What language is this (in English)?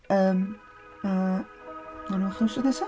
Welsh